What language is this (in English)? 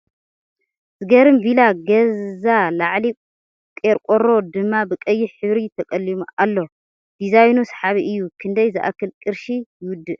Tigrinya